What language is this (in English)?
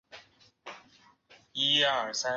Chinese